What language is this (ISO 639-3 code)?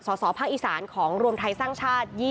tha